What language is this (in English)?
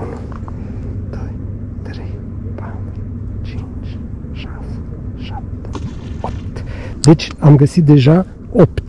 Romanian